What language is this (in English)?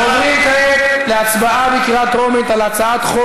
Hebrew